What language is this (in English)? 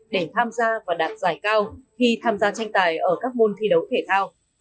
Vietnamese